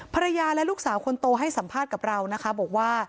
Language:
Thai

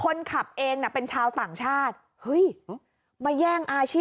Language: Thai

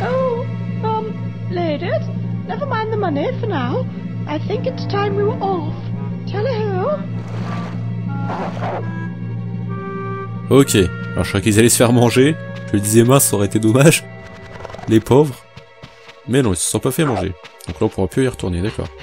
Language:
French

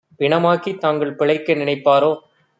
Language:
Tamil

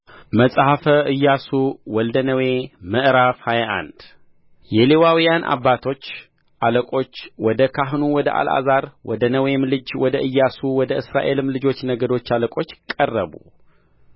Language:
Amharic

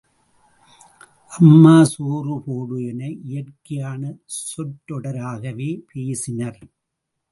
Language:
Tamil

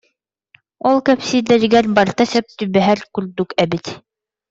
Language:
Yakut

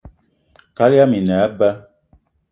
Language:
Eton (Cameroon)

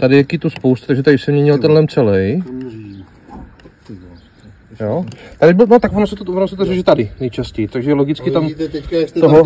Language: Czech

